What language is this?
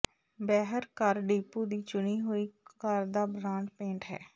Punjabi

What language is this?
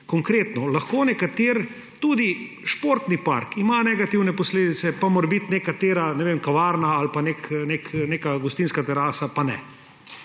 Slovenian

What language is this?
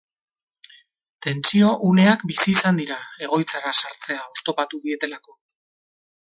Basque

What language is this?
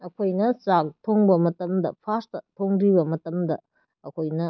Manipuri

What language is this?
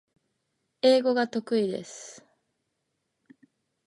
Japanese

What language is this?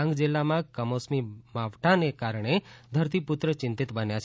Gujarati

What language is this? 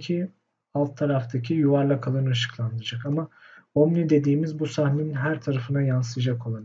Turkish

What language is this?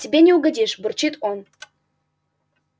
Russian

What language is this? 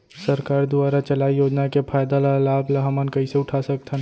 Chhattisgarhi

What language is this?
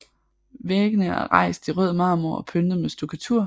Danish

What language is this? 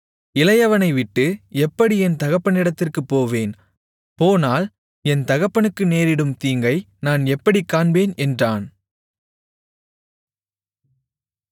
Tamil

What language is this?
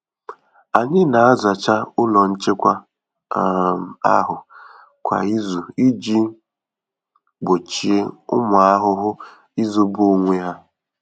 Igbo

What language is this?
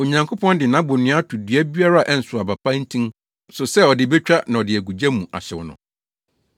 Akan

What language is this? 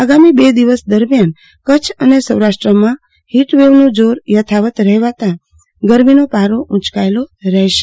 Gujarati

